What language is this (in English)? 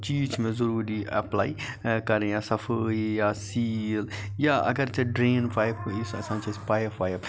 Kashmiri